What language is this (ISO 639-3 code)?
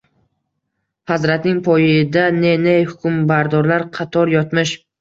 uzb